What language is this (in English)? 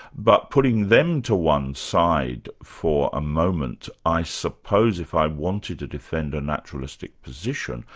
English